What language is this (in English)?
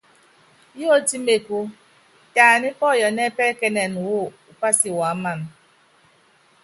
Yangben